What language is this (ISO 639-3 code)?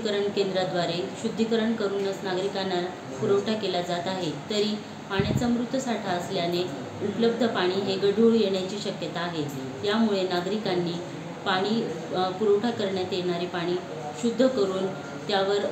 mar